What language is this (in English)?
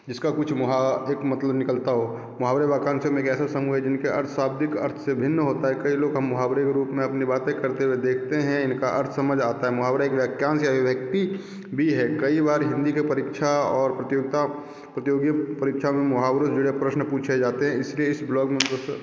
Hindi